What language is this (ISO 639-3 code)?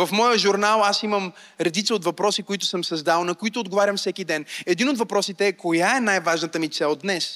bul